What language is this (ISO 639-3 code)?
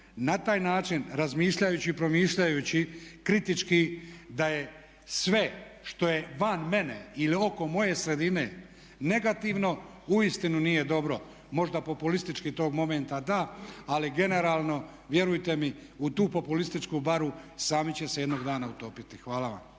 hrv